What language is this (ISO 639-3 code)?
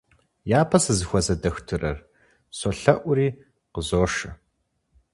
kbd